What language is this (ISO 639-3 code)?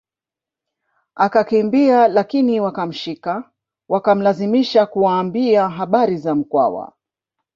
swa